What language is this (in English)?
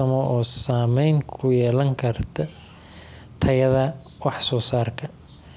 Somali